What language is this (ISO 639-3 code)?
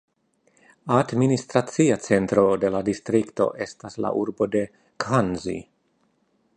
epo